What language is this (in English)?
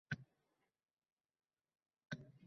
Uzbek